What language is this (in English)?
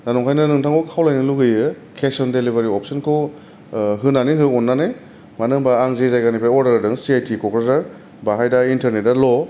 Bodo